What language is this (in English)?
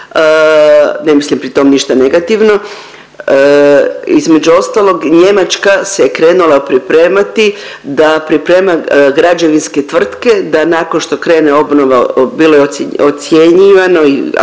Croatian